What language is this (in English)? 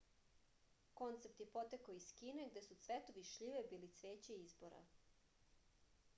Serbian